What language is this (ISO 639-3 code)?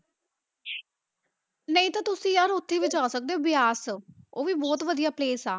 pan